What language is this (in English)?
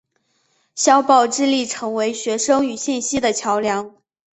Chinese